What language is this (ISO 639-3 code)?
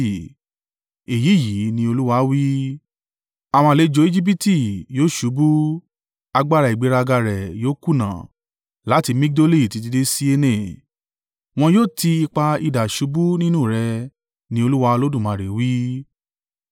yor